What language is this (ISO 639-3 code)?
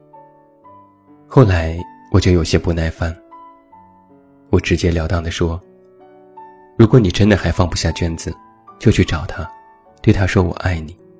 zho